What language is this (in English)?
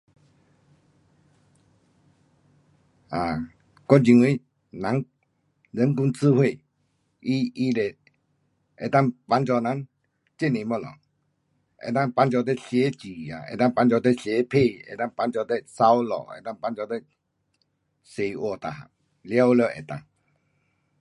Pu-Xian Chinese